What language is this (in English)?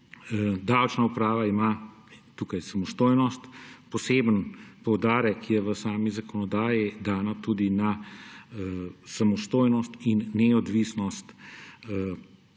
Slovenian